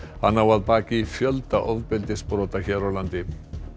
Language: Icelandic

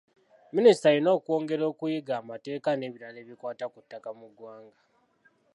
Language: Ganda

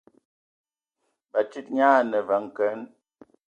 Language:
Ewondo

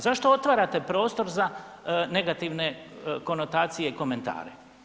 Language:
Croatian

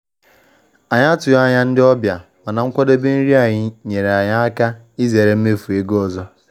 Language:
Igbo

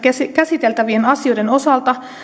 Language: Finnish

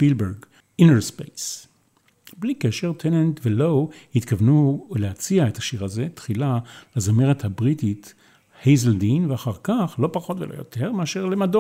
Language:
Hebrew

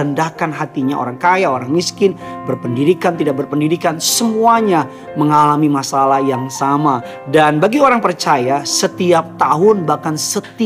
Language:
Indonesian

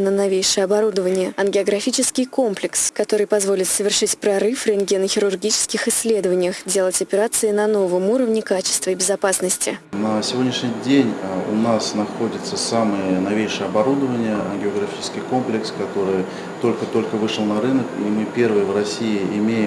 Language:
Russian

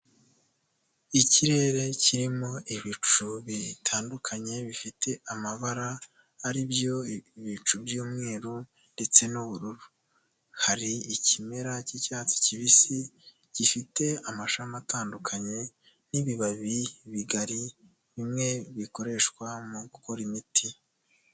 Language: Kinyarwanda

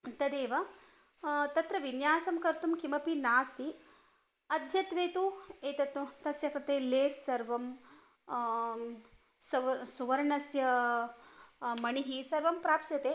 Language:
Sanskrit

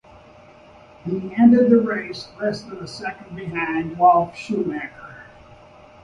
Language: English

